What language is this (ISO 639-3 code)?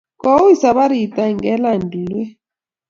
kln